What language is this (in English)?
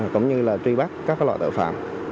Vietnamese